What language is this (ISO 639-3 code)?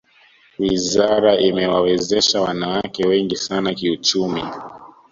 swa